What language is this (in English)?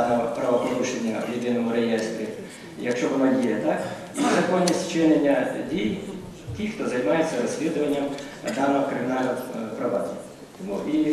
Ukrainian